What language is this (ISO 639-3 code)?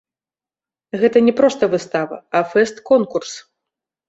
bel